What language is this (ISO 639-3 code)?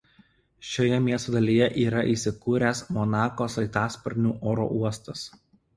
lit